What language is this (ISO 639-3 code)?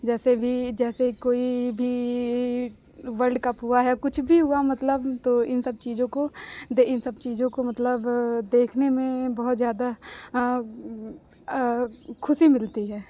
hin